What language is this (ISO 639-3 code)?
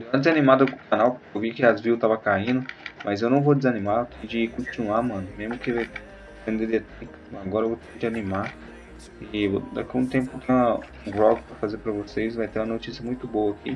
por